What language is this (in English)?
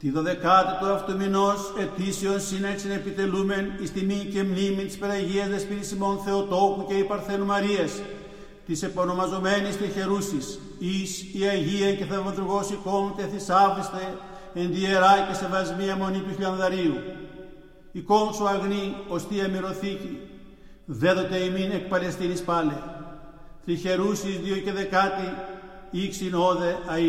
Greek